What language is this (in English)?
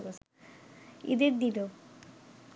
Bangla